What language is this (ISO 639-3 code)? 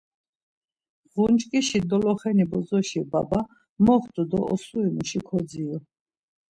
lzz